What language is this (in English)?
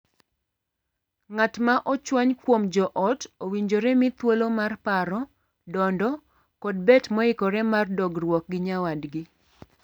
Luo (Kenya and Tanzania)